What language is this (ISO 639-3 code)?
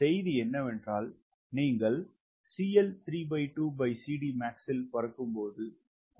tam